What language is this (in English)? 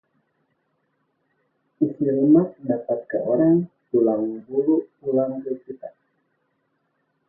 Indonesian